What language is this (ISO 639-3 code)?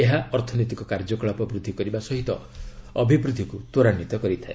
ori